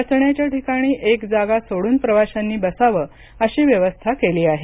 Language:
Marathi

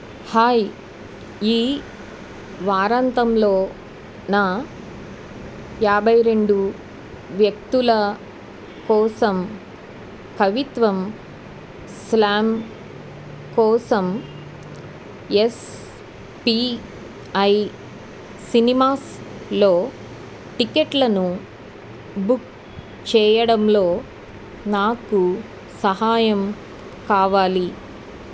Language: Telugu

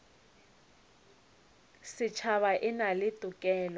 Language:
Northern Sotho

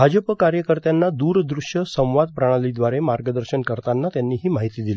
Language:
Marathi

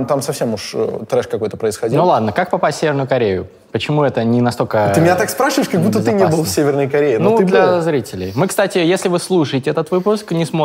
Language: Russian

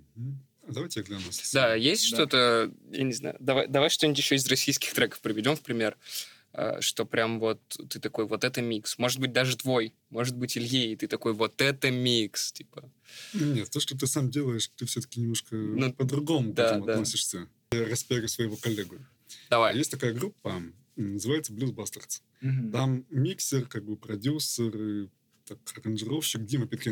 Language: Russian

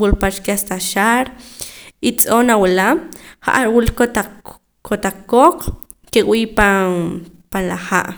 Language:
Poqomam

